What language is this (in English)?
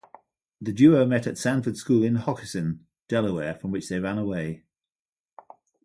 English